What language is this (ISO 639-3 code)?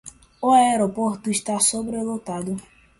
por